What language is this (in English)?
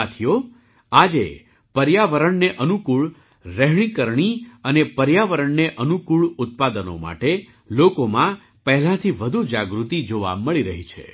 Gujarati